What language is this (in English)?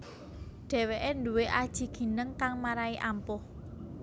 Javanese